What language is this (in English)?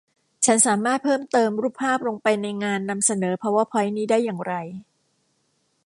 Thai